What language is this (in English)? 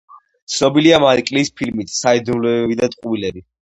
Georgian